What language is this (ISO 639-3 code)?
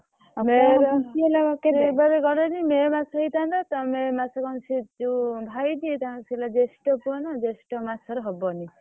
ori